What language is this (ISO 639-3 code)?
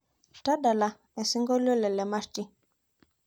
mas